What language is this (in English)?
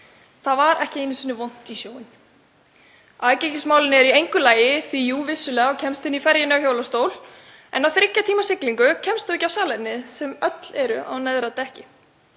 Icelandic